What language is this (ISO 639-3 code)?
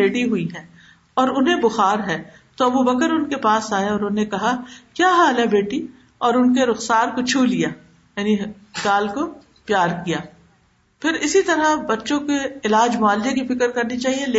urd